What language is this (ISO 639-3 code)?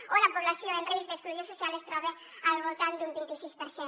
cat